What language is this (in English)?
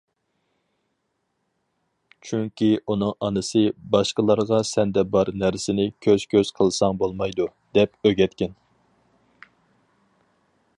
Uyghur